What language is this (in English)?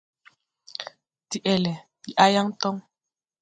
Tupuri